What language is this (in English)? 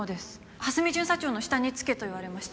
Japanese